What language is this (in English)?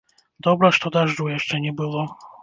Belarusian